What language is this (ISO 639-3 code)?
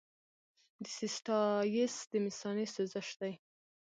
pus